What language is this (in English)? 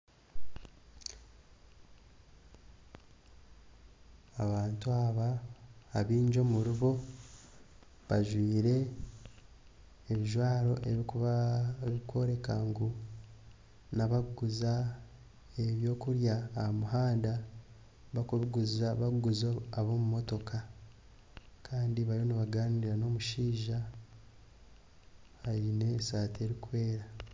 Nyankole